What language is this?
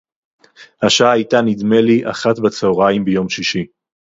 Hebrew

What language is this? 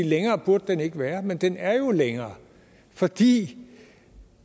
Danish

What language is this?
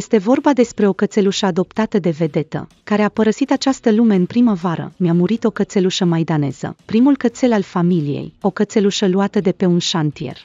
Romanian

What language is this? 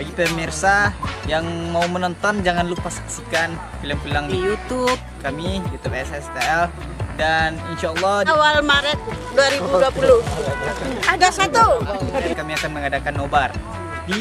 Indonesian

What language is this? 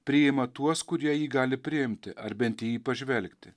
Lithuanian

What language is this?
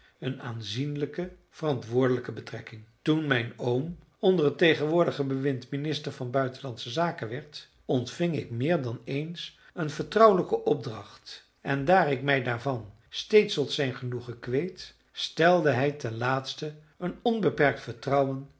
Dutch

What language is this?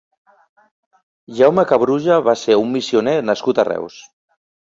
Catalan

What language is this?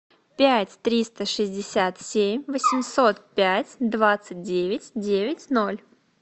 Russian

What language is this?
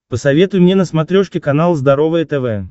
Russian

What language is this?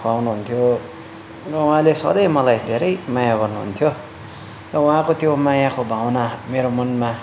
Nepali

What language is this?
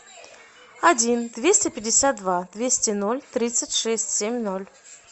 Russian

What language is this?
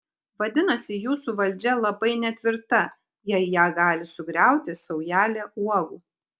Lithuanian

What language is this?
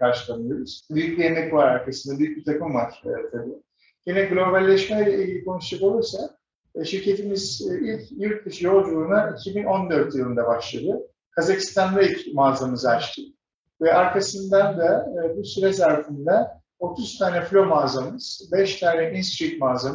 Turkish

